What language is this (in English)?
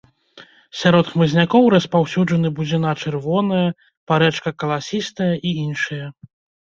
Belarusian